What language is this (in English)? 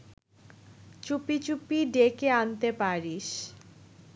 Bangla